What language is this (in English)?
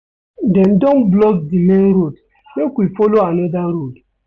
Nigerian Pidgin